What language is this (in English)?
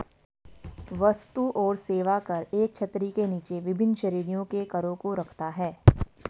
Hindi